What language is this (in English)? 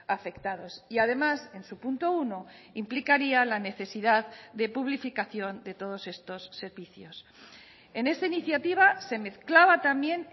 Spanish